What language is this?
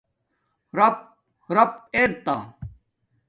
Domaaki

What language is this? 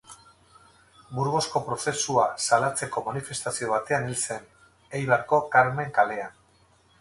Basque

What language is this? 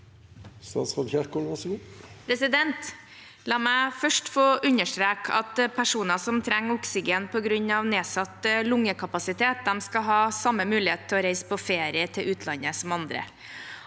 Norwegian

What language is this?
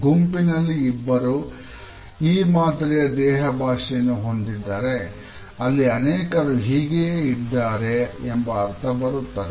Kannada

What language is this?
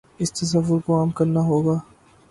Urdu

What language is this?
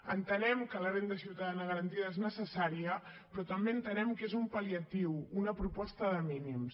Catalan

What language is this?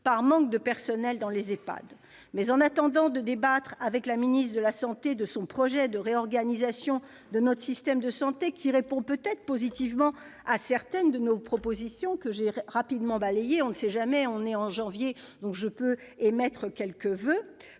French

